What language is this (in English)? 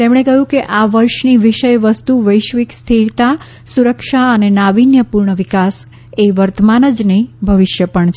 Gujarati